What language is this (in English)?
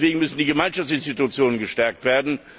German